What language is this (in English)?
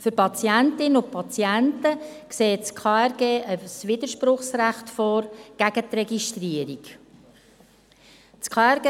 Swiss German